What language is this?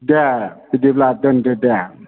Bodo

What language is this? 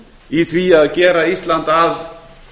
Icelandic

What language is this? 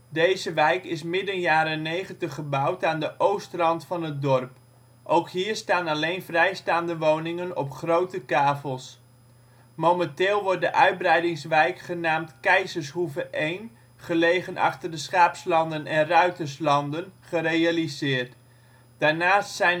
Dutch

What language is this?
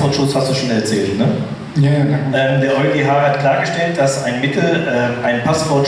German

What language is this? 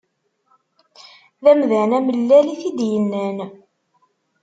Kabyle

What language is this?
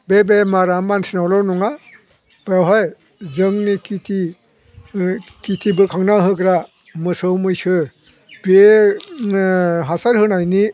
Bodo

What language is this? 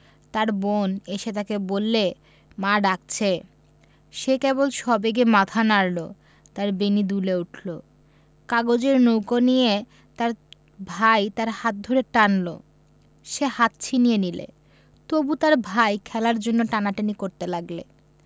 Bangla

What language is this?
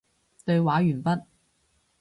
Cantonese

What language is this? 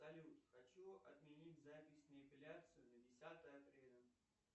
Russian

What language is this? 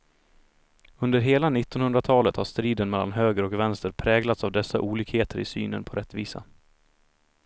Swedish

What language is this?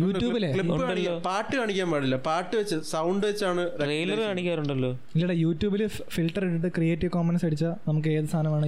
Malayalam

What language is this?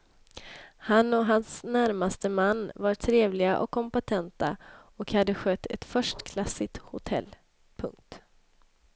Swedish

